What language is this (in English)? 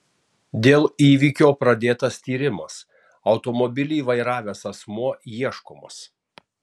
Lithuanian